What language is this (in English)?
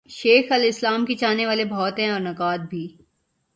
Urdu